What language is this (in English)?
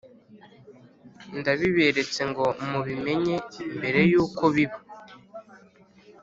Kinyarwanda